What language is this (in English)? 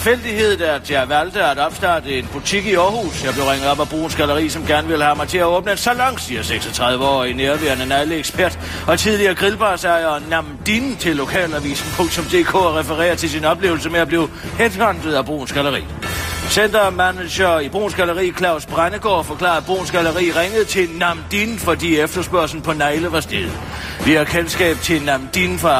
Danish